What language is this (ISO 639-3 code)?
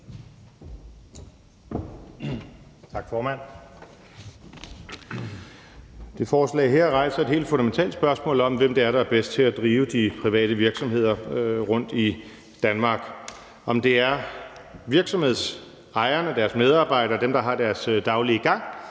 dan